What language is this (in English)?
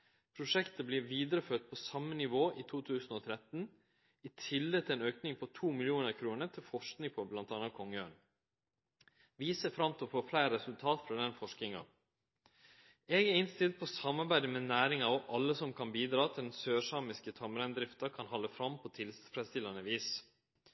Norwegian Nynorsk